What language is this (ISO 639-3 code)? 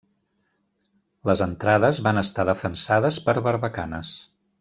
cat